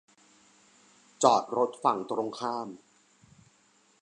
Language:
Thai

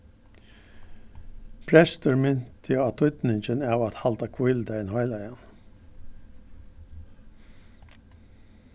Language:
Faroese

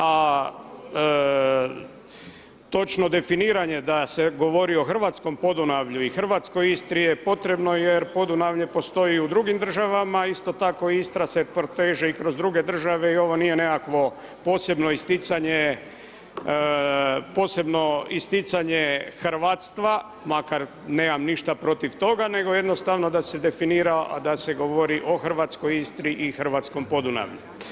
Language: Croatian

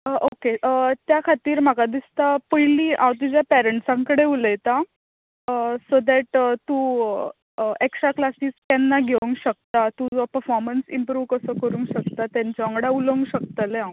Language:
Konkani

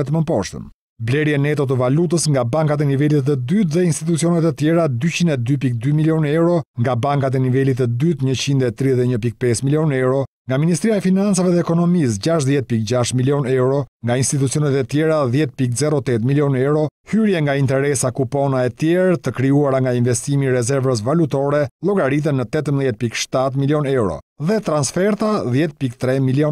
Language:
Romanian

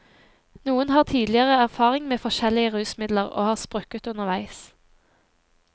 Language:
Norwegian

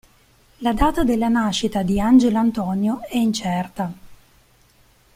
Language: Italian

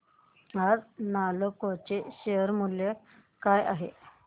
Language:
Marathi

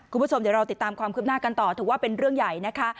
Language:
Thai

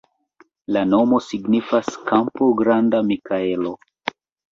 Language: Esperanto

